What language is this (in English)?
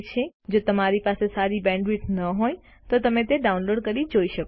Gujarati